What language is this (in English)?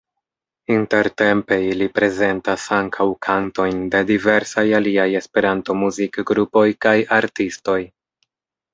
Esperanto